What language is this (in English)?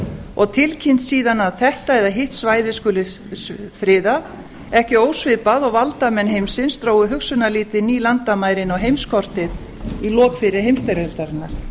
Icelandic